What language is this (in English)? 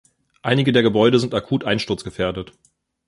German